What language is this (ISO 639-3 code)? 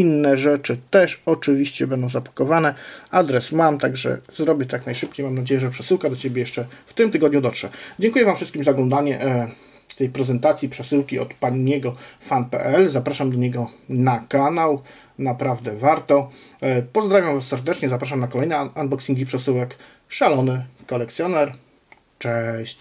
pol